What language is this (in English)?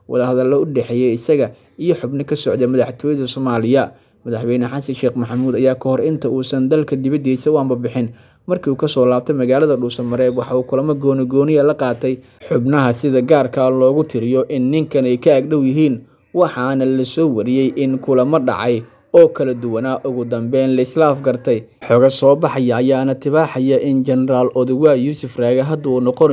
Arabic